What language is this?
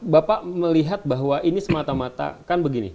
Indonesian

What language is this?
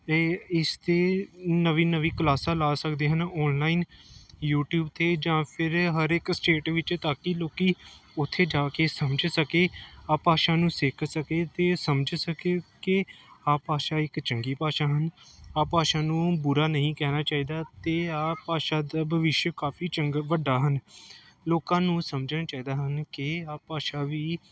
Punjabi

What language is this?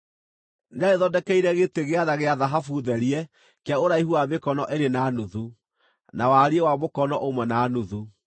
Kikuyu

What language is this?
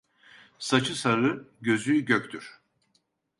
Turkish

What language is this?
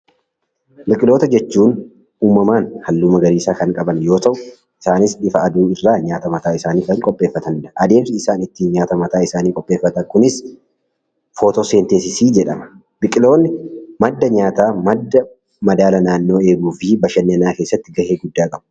Oromo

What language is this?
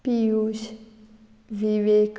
Konkani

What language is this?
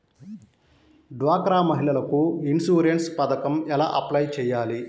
Telugu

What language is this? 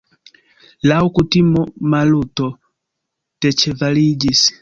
Esperanto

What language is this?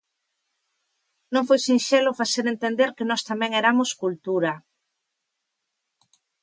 Galician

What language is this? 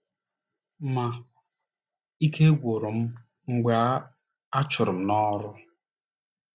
Igbo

